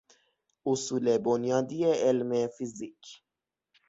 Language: Persian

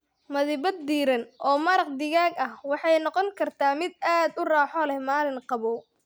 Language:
Somali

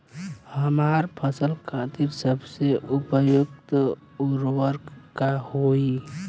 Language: Bhojpuri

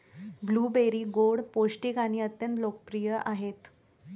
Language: Marathi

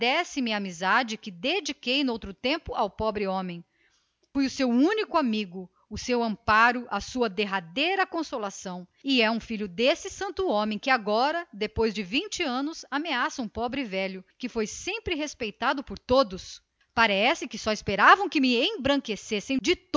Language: Portuguese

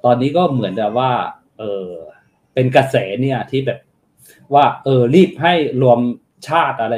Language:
Thai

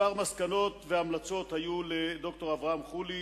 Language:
Hebrew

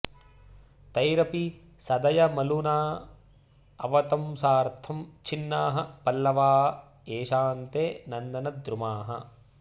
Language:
Sanskrit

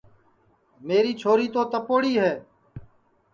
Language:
Sansi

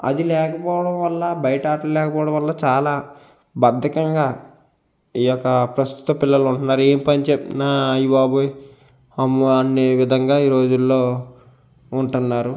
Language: Telugu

